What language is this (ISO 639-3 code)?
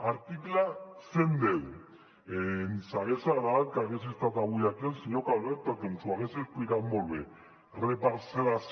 cat